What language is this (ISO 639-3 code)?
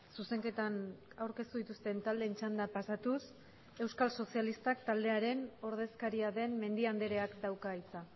eus